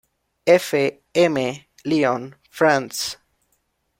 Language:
Spanish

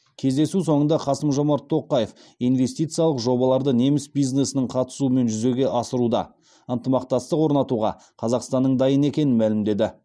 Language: Kazakh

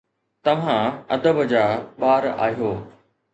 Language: Sindhi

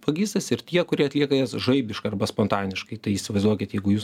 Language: Lithuanian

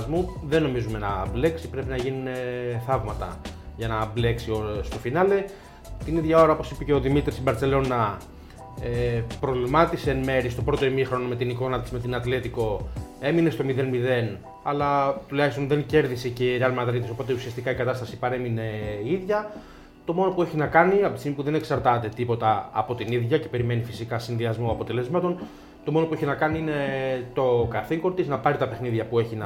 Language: Greek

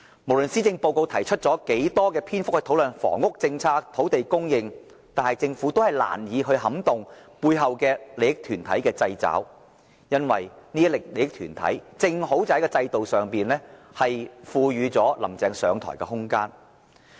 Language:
Cantonese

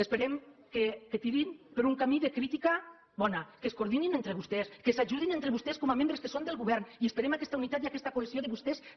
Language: Catalan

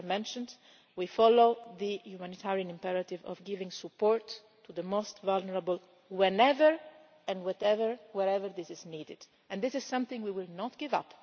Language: English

